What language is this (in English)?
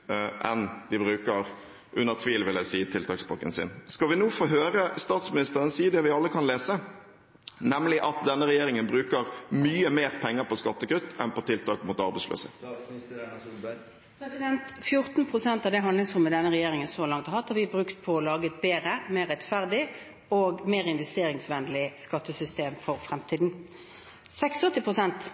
Norwegian Bokmål